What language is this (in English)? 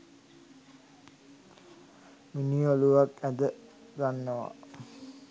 Sinhala